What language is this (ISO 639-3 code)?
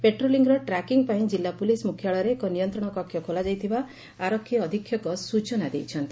ori